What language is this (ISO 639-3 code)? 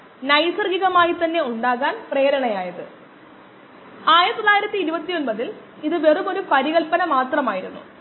mal